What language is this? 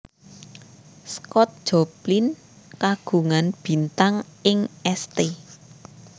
Javanese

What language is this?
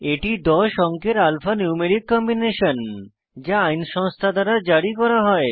Bangla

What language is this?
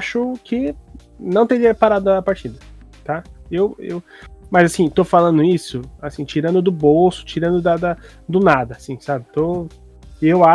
Portuguese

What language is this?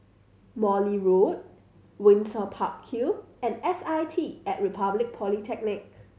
English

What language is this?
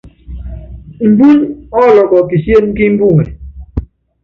Yangben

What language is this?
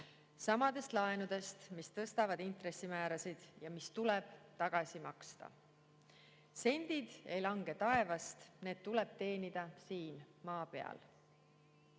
Estonian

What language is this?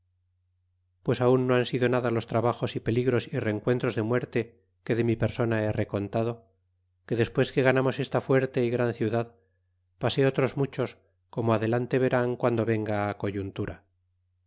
Spanish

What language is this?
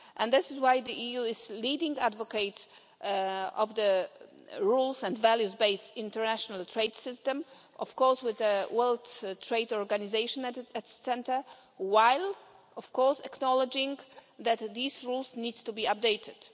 English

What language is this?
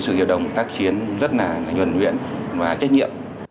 Vietnamese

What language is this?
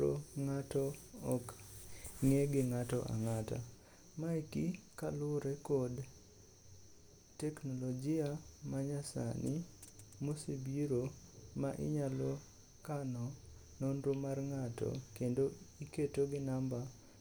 Luo (Kenya and Tanzania)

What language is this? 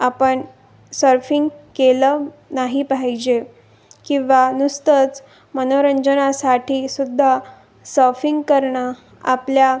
Marathi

